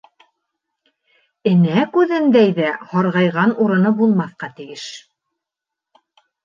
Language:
Bashkir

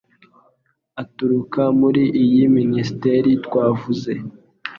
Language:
Kinyarwanda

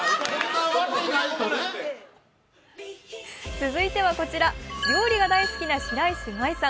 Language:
Japanese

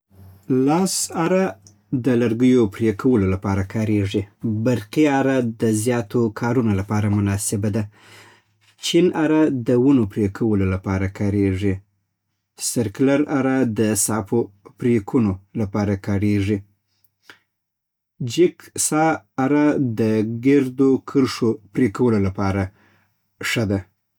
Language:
Southern Pashto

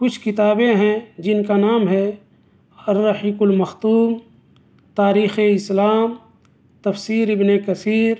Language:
Urdu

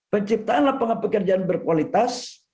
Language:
Indonesian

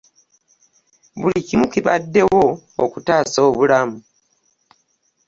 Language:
Ganda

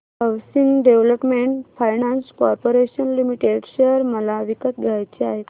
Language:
Marathi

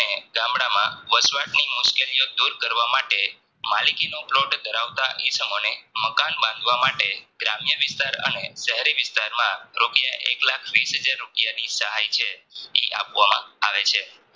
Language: Gujarati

